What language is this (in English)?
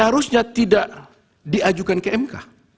Indonesian